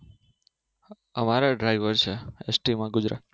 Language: Gujarati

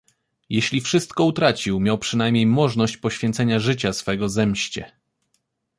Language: Polish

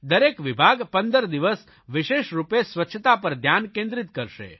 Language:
Gujarati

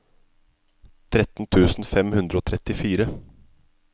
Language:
Norwegian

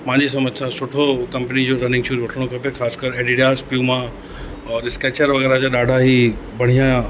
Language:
Sindhi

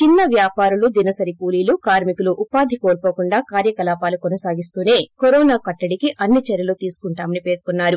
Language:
Telugu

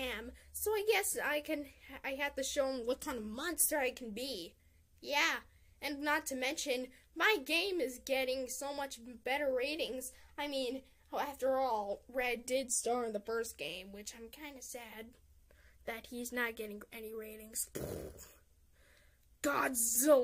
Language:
English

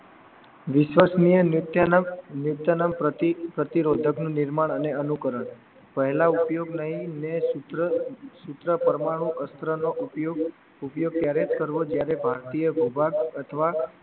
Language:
Gujarati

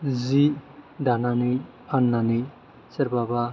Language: Bodo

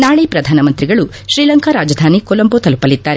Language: Kannada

